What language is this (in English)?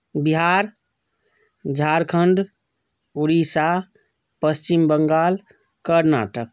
Maithili